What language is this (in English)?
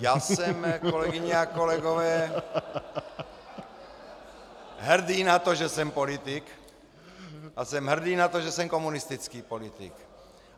Czech